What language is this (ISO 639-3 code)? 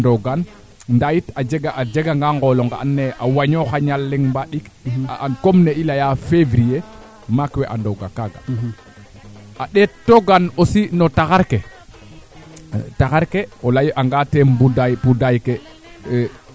srr